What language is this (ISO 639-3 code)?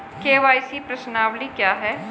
hin